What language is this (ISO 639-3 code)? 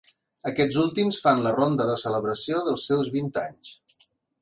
cat